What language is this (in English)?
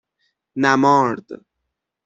Persian